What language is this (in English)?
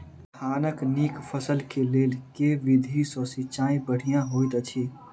Maithili